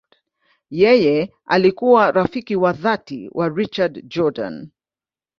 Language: Swahili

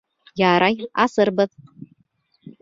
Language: Bashkir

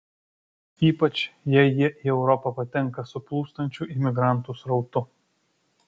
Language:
Lithuanian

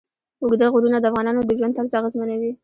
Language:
Pashto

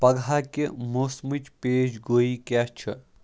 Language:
Kashmiri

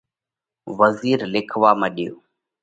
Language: Parkari Koli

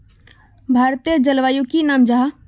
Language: Magahi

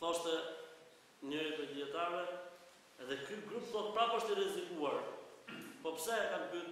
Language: Romanian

